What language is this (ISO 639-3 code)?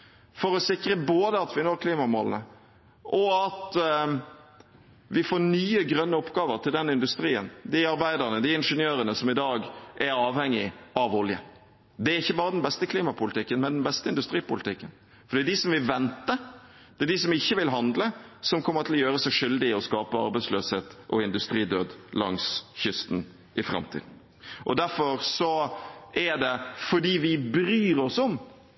nob